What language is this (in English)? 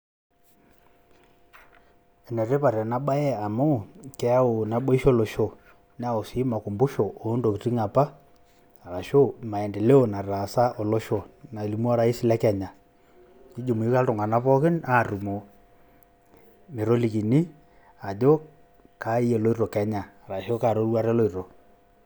Masai